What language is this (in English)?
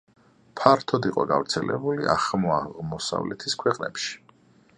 Georgian